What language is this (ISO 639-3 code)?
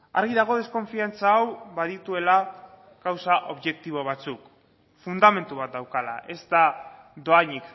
eus